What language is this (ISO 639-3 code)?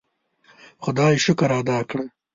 pus